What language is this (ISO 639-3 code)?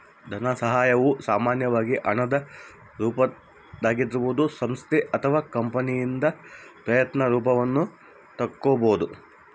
kan